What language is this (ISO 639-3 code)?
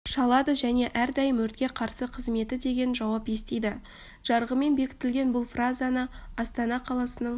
kaz